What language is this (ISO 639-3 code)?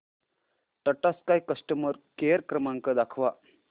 mar